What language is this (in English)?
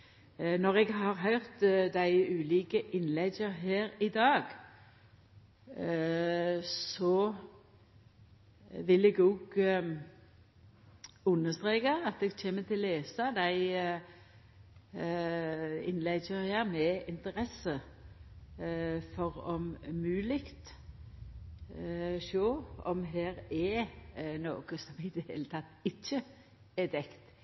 Norwegian Nynorsk